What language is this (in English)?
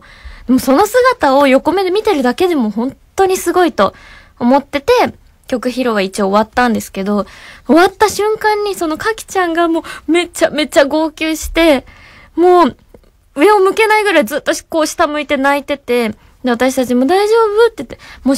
Japanese